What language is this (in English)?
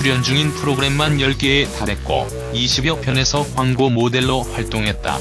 Korean